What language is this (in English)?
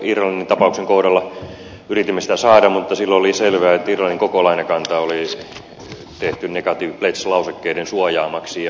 Finnish